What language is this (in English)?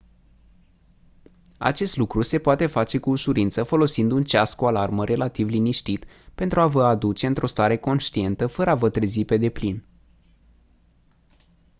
Romanian